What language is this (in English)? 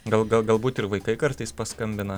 Lithuanian